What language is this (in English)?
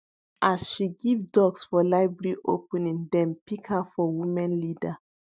Nigerian Pidgin